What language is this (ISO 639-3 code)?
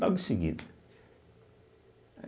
por